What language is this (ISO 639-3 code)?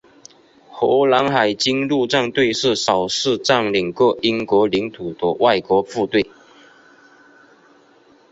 zho